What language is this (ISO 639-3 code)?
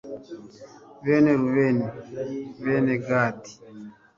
kin